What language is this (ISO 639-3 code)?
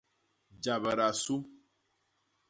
bas